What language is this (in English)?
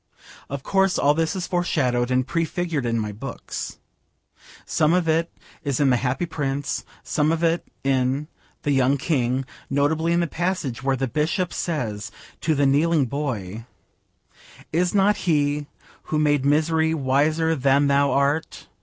English